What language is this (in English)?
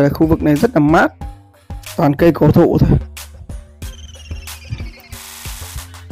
Vietnamese